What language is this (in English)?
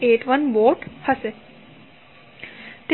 Gujarati